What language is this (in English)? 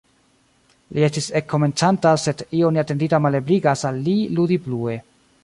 Esperanto